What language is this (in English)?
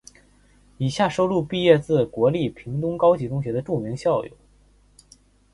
Chinese